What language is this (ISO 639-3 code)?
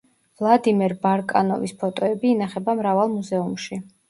kat